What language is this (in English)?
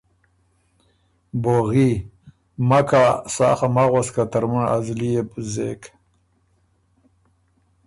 Ormuri